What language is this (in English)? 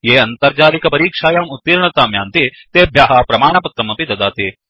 Sanskrit